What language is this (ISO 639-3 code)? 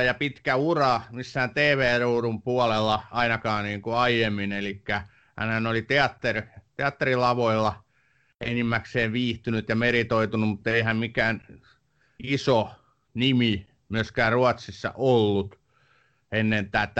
fin